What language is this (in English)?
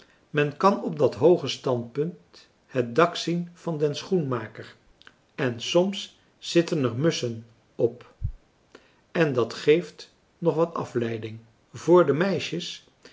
Dutch